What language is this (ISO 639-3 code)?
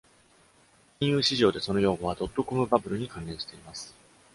jpn